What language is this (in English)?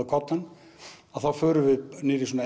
Icelandic